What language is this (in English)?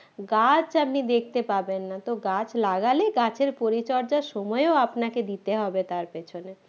Bangla